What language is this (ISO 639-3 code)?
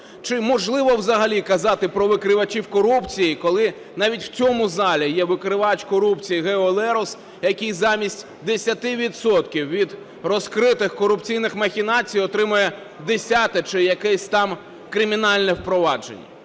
ukr